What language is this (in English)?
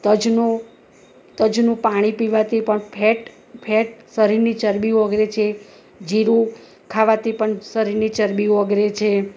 Gujarati